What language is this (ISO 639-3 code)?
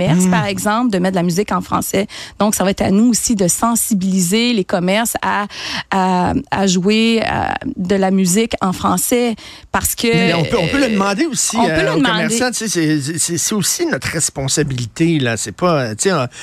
fra